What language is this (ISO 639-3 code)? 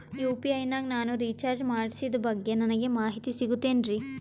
kan